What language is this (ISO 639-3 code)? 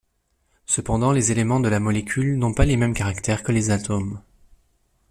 fra